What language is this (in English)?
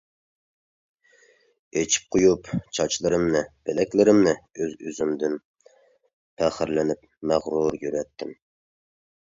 Uyghur